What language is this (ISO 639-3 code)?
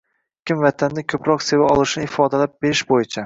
uzb